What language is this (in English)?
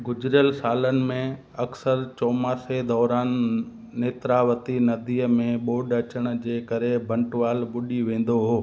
Sindhi